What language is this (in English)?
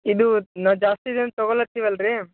Kannada